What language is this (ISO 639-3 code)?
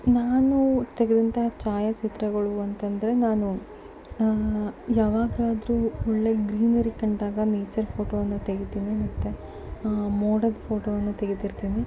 kan